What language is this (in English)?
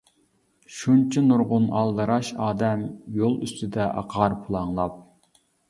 Uyghur